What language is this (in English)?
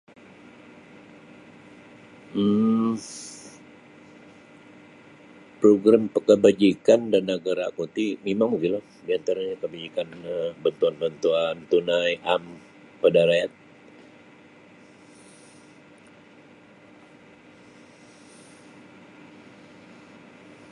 Sabah Bisaya